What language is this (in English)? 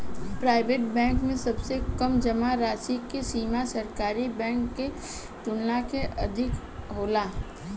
Bhojpuri